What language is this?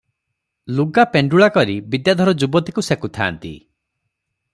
Odia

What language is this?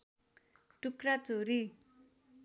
Nepali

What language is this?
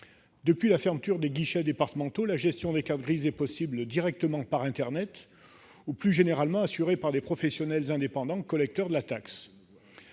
French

